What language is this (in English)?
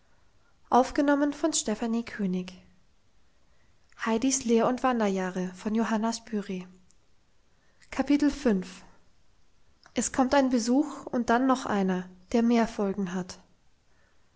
German